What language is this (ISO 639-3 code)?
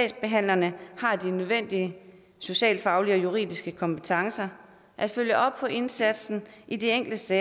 dan